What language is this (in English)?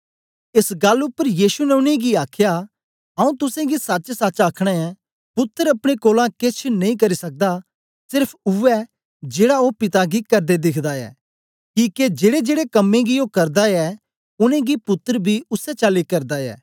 Dogri